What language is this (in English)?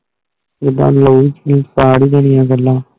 Punjabi